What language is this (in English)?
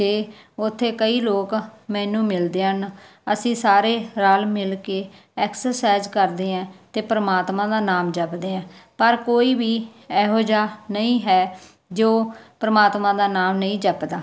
Punjabi